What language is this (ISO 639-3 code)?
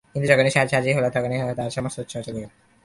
ben